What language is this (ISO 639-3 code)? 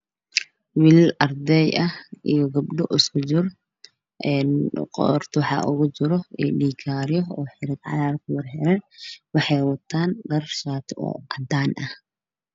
som